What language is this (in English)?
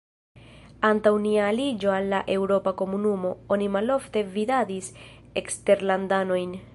Esperanto